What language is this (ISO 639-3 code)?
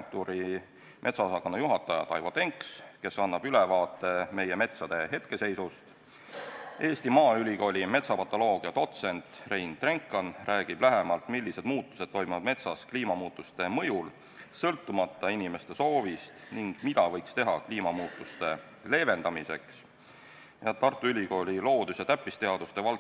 est